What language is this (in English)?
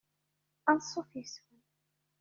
Kabyle